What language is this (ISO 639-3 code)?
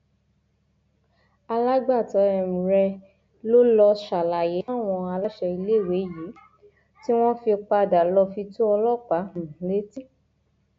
yor